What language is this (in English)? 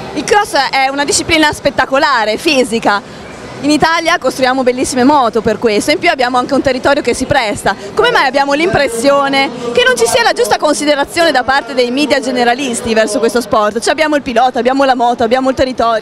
Italian